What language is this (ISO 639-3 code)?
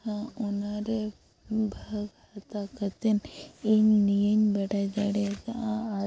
sat